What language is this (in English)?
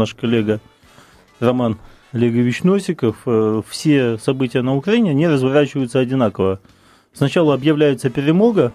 Russian